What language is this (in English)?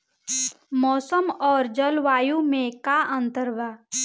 Bhojpuri